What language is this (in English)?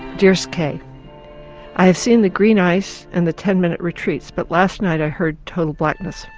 English